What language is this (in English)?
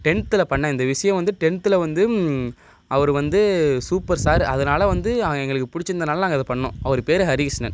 Tamil